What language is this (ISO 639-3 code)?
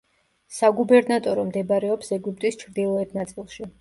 kat